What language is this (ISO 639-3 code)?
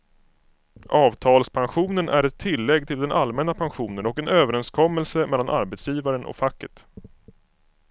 swe